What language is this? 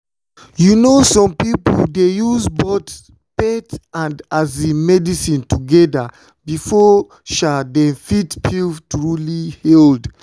Nigerian Pidgin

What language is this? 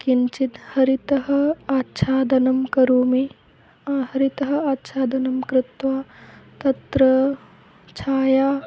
Sanskrit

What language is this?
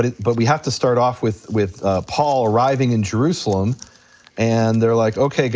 English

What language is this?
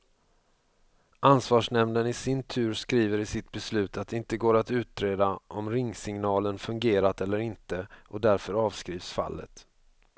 Swedish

